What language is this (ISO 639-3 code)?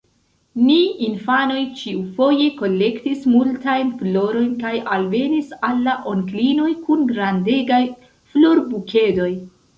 epo